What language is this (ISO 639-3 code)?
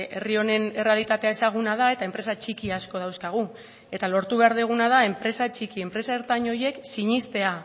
eus